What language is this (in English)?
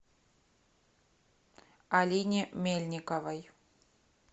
Russian